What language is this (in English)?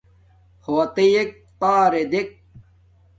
Domaaki